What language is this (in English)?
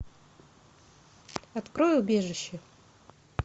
Russian